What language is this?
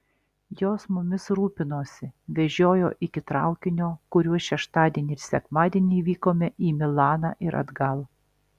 Lithuanian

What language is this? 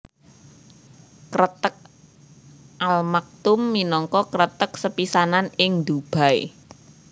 Javanese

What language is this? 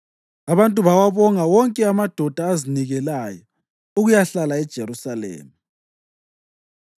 North Ndebele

